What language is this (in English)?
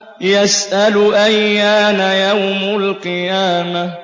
Arabic